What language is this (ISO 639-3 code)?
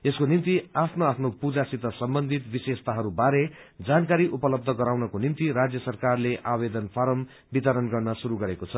nep